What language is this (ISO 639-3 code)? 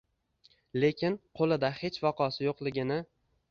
uzb